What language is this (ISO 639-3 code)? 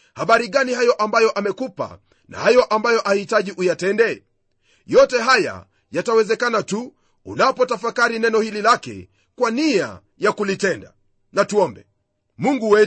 swa